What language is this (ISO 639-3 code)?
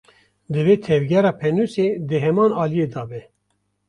kur